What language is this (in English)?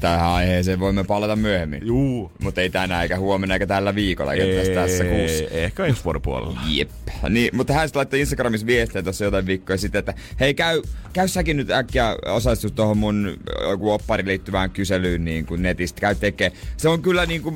Finnish